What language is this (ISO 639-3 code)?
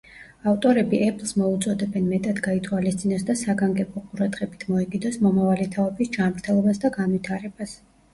kat